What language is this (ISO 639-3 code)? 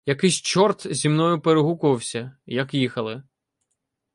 ukr